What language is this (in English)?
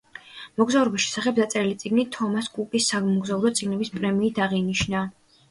Georgian